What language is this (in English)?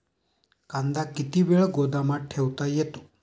Marathi